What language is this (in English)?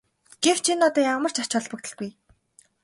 Mongolian